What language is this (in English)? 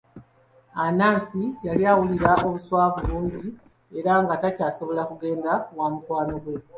Ganda